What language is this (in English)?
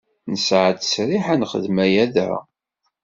Kabyle